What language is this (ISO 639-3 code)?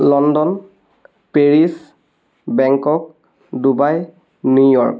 asm